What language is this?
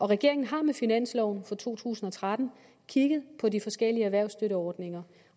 Danish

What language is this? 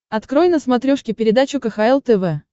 Russian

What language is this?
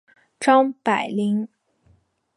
Chinese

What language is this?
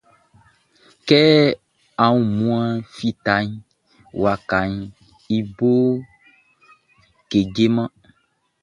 Baoulé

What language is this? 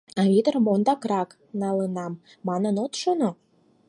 Mari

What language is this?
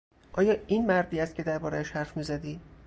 Persian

